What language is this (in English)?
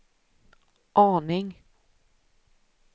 Swedish